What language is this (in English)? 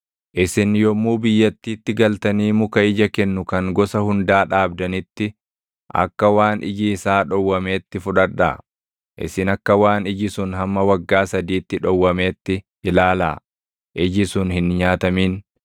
Oromo